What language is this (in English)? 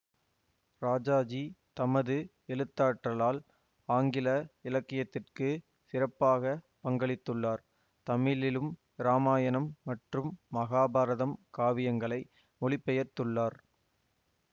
Tamil